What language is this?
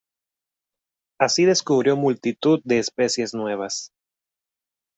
Spanish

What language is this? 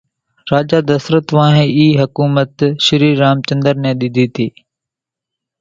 Kachi Koli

